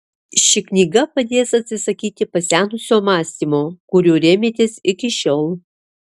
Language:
Lithuanian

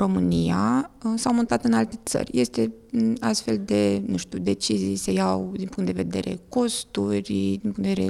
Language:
Romanian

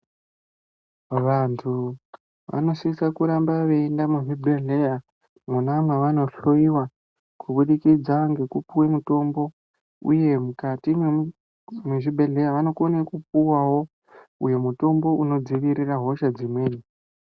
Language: Ndau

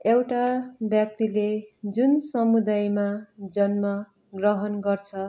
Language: Nepali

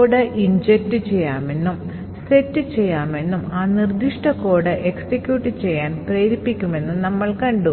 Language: Malayalam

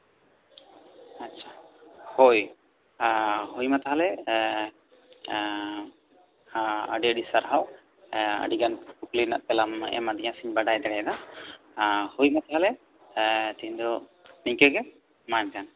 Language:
Santali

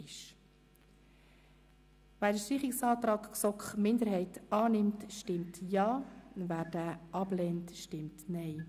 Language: Swiss German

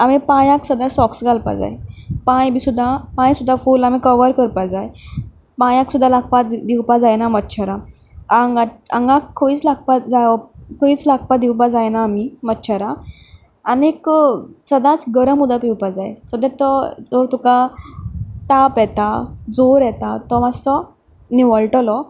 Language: Konkani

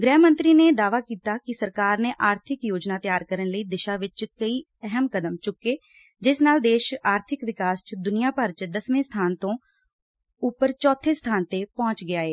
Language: Punjabi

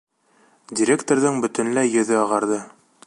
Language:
Bashkir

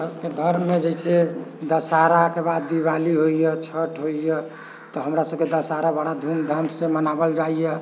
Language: Maithili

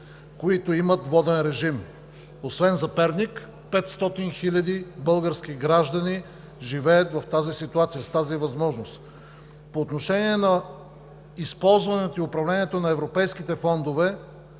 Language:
Bulgarian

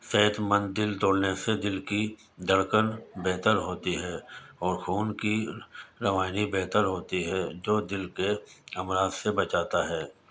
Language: Urdu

